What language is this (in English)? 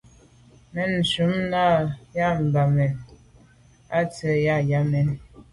Medumba